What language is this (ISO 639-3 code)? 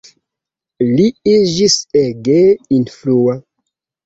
epo